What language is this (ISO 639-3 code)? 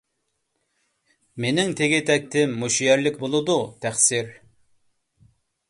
uig